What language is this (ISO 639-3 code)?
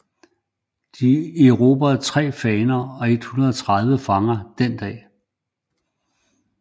dan